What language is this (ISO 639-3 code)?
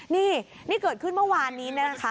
tha